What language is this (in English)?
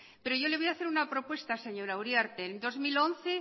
Spanish